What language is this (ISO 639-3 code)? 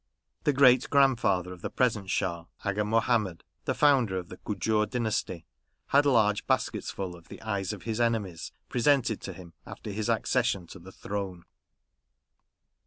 eng